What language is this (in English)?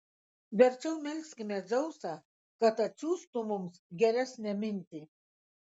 Lithuanian